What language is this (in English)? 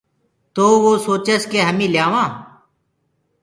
Gurgula